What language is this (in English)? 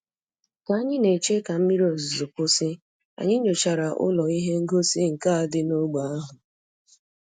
Igbo